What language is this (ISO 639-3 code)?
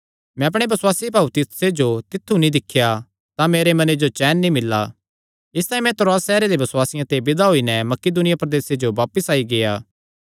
xnr